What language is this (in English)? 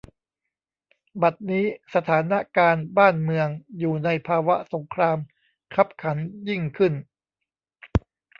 Thai